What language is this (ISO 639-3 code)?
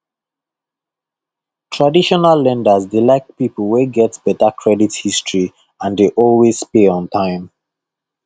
pcm